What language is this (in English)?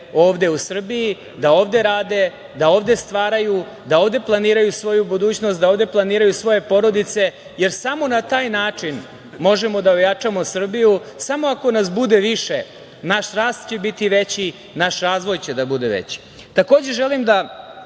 Serbian